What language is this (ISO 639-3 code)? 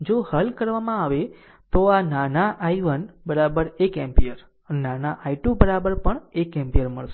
guj